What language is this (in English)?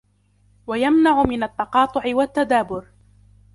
Arabic